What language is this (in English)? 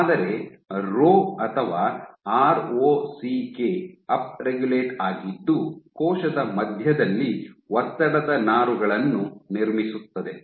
Kannada